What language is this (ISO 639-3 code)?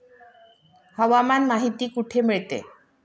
mar